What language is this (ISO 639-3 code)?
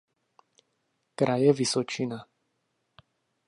ces